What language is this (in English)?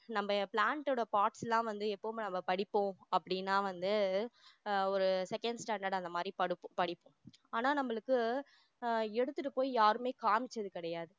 Tamil